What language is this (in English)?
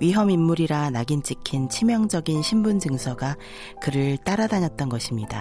Korean